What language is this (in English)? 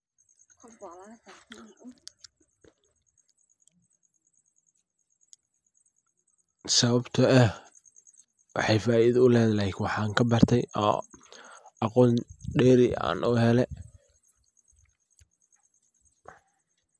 Somali